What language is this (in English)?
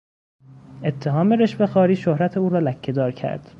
Persian